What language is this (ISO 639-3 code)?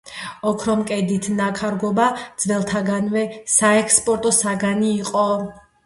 kat